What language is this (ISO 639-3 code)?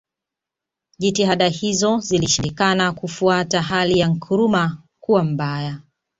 swa